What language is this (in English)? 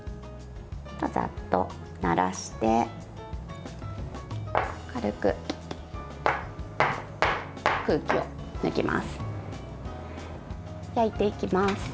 Japanese